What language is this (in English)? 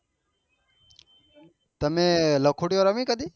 Gujarati